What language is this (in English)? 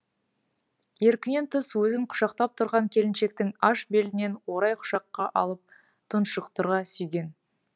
Kazakh